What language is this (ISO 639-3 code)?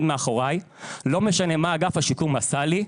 heb